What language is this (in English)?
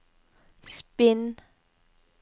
Norwegian